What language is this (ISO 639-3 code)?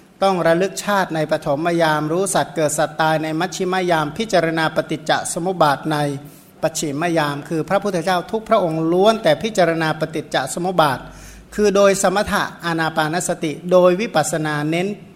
tha